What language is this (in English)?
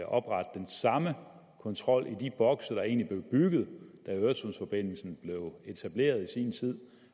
Danish